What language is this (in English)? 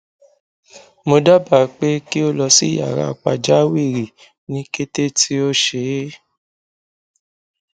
Yoruba